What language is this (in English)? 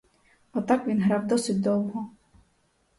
Ukrainian